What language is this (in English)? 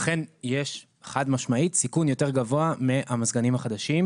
Hebrew